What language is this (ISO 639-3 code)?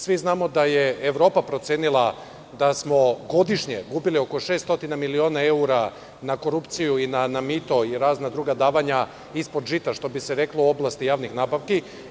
srp